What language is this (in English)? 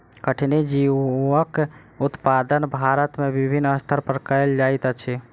Maithili